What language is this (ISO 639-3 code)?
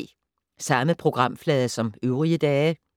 dan